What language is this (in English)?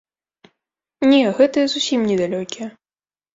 Belarusian